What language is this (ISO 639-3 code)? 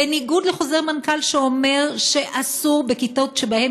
heb